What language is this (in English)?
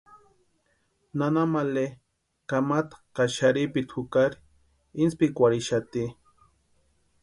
Western Highland Purepecha